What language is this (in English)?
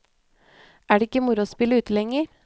Norwegian